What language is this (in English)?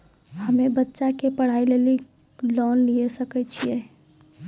Maithili